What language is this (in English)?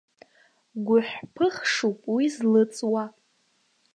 Abkhazian